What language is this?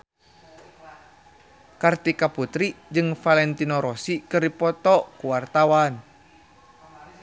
Sundanese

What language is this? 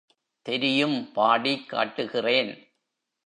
Tamil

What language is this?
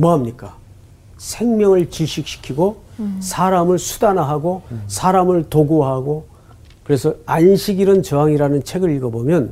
Korean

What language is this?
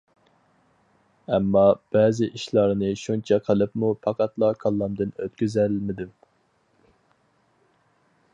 Uyghur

